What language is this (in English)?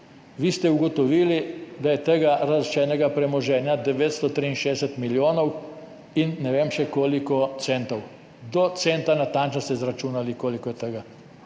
Slovenian